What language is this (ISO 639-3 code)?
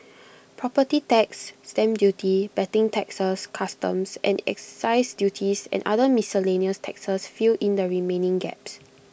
eng